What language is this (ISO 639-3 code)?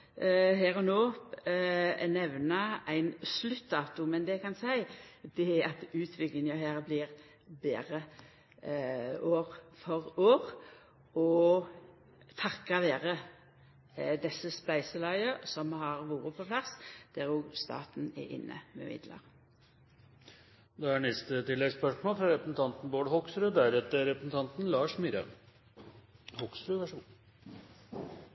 nor